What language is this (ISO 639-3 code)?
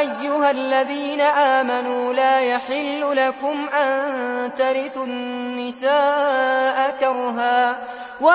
ara